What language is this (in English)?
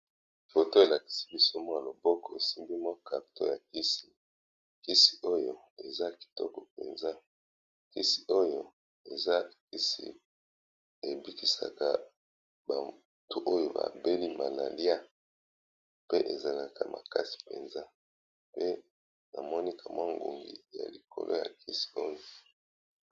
Lingala